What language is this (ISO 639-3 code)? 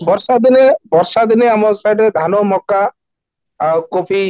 ori